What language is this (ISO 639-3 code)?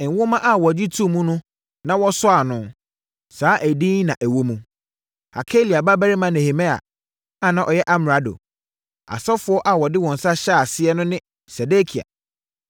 aka